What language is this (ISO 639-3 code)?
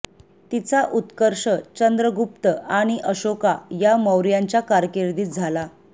mar